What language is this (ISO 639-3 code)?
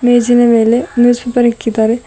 kan